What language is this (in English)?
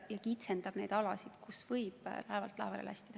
Estonian